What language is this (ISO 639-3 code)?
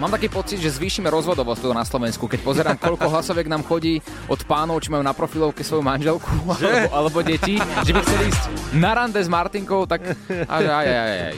slk